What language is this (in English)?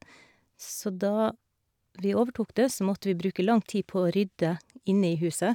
Norwegian